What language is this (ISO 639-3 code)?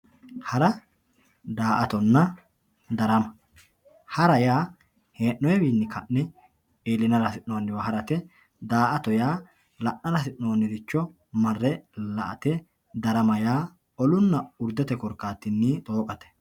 sid